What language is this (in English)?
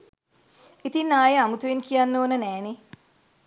Sinhala